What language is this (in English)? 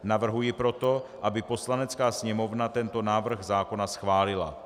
Czech